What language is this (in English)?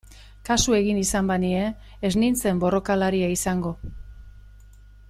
Basque